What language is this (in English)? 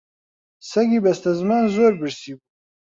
Central Kurdish